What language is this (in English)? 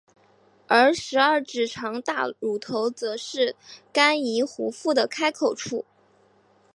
Chinese